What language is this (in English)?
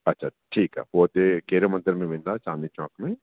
Sindhi